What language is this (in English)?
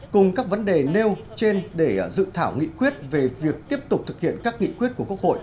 Vietnamese